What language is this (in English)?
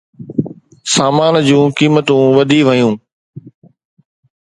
Sindhi